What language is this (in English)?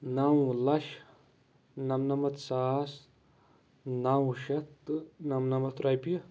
Kashmiri